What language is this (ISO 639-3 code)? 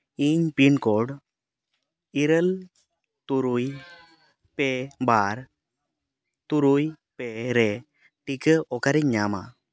sat